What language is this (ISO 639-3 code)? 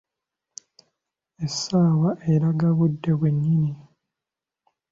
lug